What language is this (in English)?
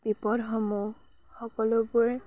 Assamese